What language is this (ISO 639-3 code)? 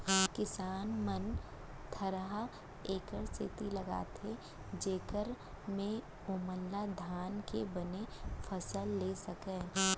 hne